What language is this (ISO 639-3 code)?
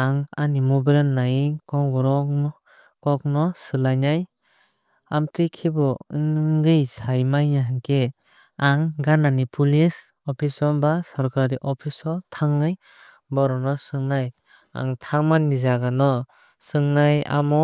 trp